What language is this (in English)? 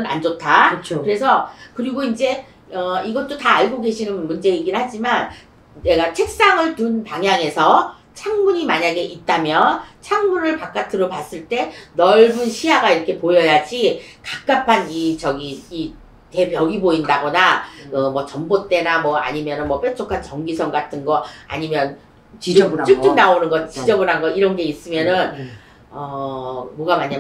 Korean